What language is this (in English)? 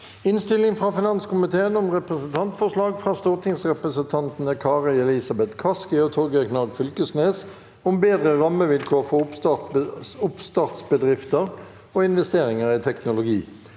Norwegian